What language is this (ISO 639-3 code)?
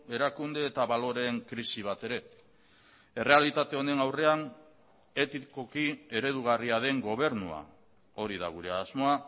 eus